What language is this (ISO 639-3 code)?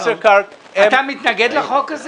heb